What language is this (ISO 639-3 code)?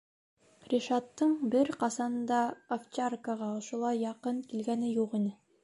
bak